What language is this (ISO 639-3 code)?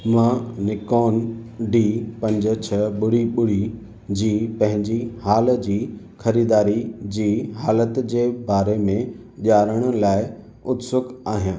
snd